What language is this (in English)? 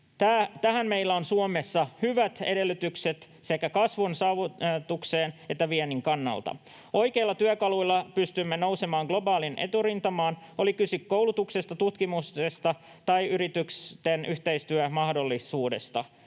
Finnish